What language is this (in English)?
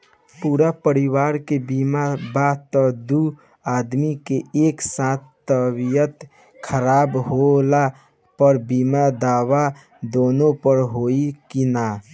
Bhojpuri